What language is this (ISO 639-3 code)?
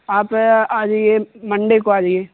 urd